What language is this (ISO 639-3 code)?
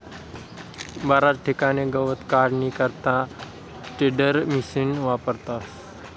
mar